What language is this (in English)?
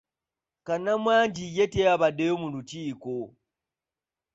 Ganda